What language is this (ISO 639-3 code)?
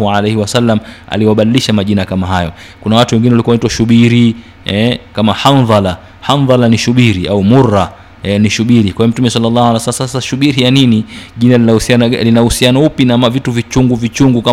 swa